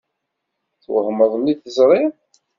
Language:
Kabyle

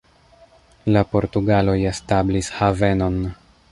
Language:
Esperanto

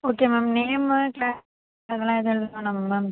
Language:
Tamil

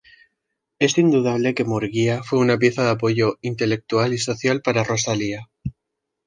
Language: Spanish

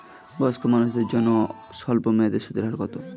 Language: Bangla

